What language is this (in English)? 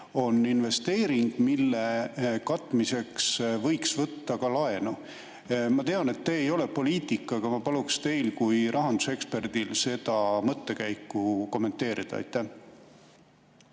Estonian